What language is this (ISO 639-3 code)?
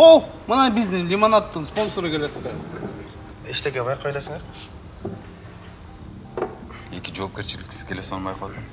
rus